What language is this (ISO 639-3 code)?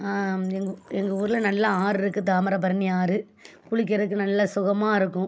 tam